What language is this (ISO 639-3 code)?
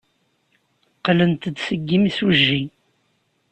kab